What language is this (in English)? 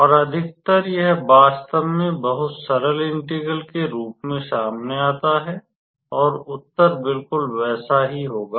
Hindi